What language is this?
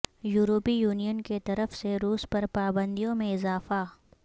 Urdu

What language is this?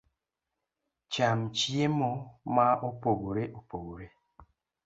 Luo (Kenya and Tanzania)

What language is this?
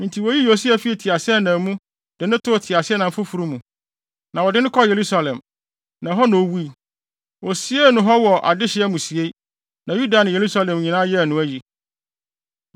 Akan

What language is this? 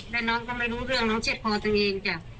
Thai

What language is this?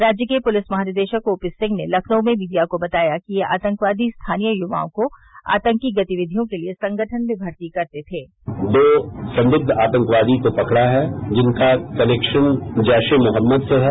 Hindi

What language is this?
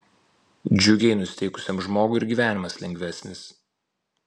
Lithuanian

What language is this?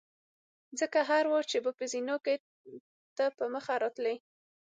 Pashto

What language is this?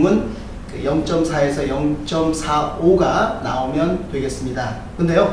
Korean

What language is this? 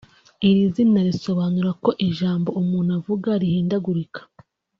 Kinyarwanda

